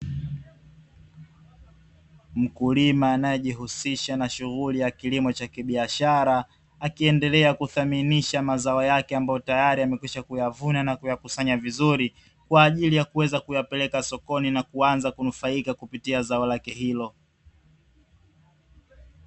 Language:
Swahili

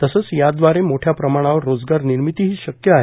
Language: Marathi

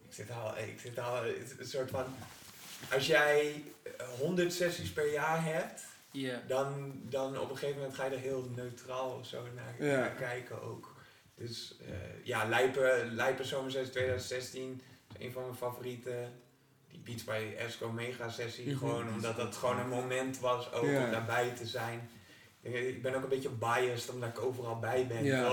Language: Dutch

